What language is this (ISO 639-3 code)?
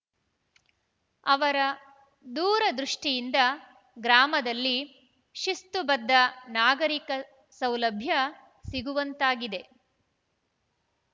kan